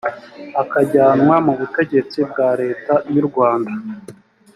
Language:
Kinyarwanda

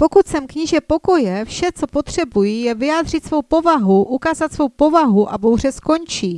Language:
Czech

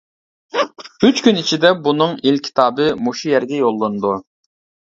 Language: Uyghur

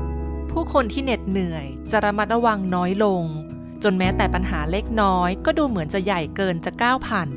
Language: Thai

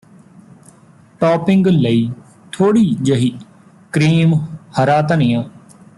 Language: Punjabi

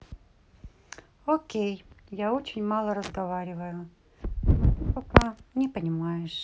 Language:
Russian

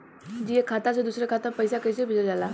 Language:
Bhojpuri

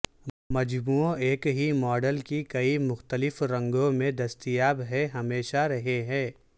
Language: Urdu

